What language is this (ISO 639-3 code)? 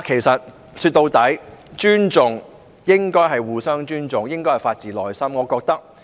yue